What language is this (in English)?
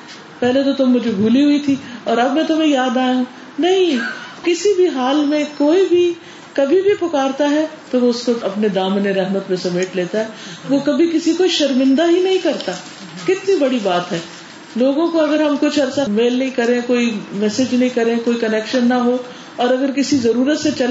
Urdu